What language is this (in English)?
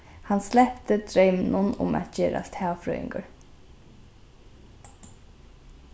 Faroese